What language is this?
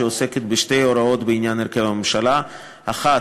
Hebrew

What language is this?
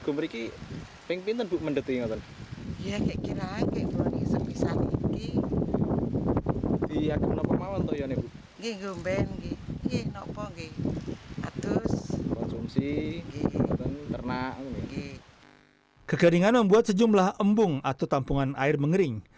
Indonesian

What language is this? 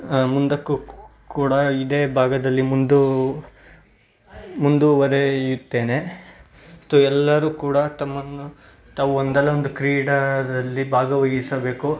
Kannada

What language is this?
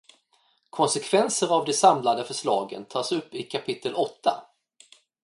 Swedish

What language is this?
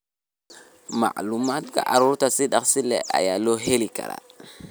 Somali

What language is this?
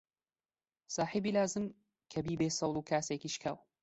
Central Kurdish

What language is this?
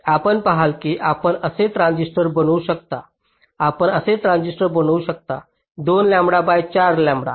Marathi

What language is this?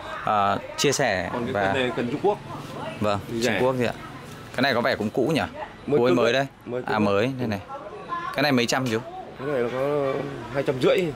Vietnamese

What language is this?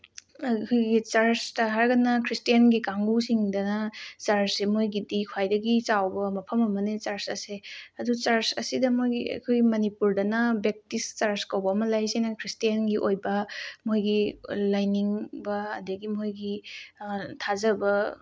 Manipuri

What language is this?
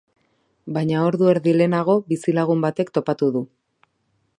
Basque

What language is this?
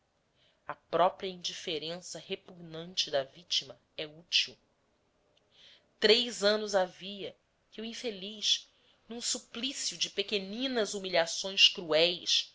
Portuguese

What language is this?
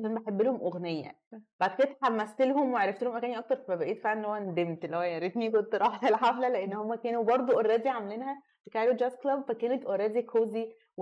Arabic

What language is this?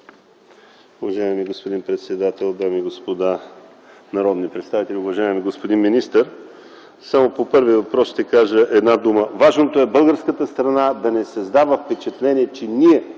Bulgarian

